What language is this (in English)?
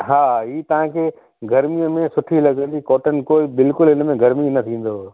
Sindhi